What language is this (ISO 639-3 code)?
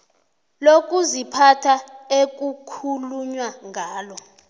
nbl